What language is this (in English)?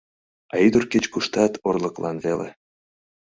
Mari